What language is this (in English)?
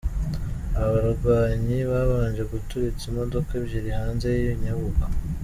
Kinyarwanda